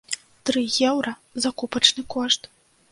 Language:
Belarusian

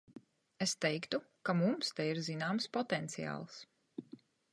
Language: Latvian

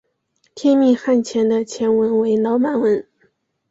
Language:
Chinese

